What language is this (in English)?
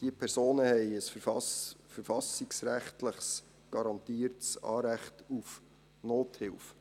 Swiss German